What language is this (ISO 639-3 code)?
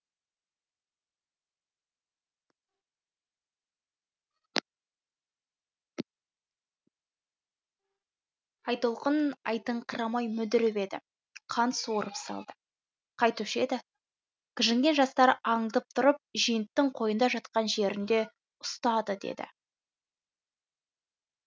kaz